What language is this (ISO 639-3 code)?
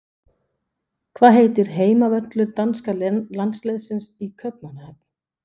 isl